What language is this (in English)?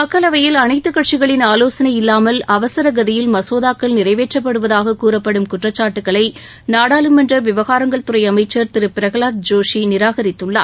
Tamil